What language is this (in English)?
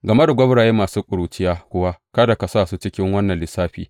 Hausa